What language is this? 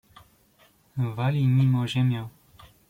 Polish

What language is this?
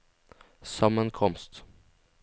Norwegian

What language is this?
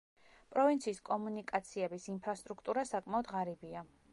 Georgian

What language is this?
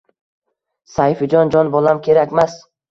Uzbek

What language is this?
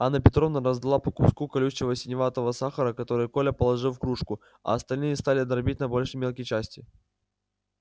Russian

